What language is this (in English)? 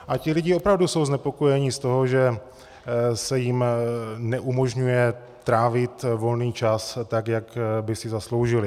Czech